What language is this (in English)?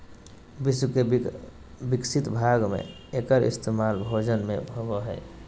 Magahi